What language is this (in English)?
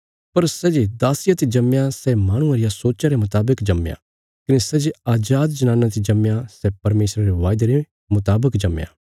Bilaspuri